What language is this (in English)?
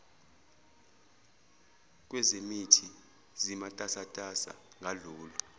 Zulu